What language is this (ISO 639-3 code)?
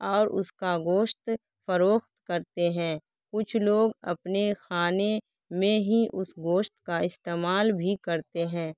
urd